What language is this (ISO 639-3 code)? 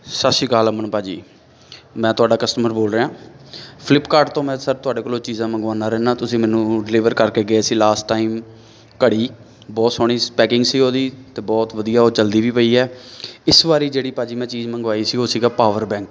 pan